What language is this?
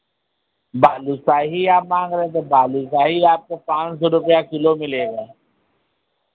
Hindi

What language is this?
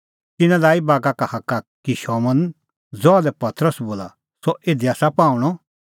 Kullu Pahari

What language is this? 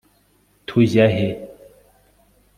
Kinyarwanda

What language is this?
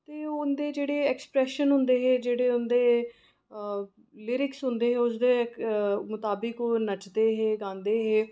Dogri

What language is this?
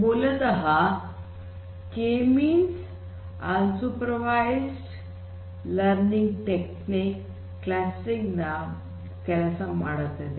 Kannada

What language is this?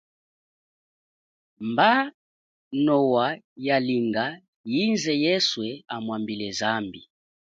Chokwe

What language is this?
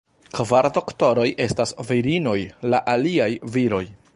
Esperanto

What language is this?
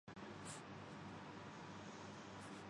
Urdu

